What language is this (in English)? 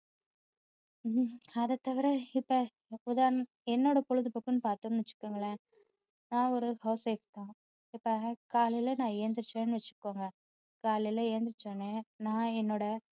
Tamil